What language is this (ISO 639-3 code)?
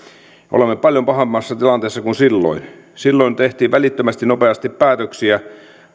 fin